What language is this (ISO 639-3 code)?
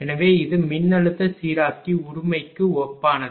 tam